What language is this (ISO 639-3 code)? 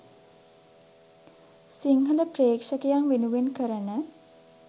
sin